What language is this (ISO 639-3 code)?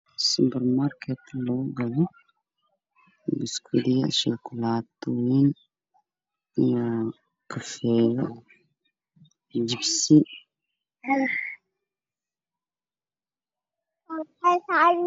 som